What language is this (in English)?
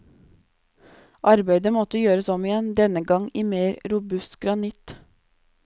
Norwegian